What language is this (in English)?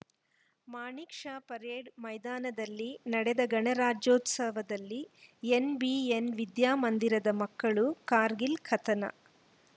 Kannada